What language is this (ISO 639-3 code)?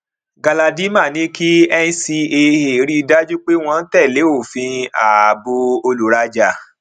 yor